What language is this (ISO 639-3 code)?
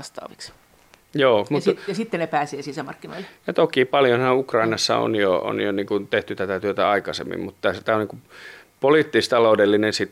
fin